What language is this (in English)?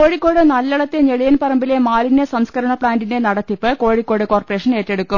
Malayalam